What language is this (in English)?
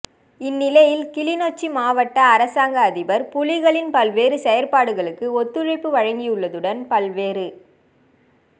Tamil